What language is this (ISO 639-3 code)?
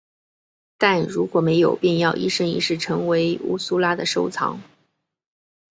zho